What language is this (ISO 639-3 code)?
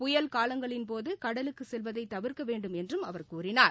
tam